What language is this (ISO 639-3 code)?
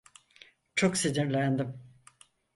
tur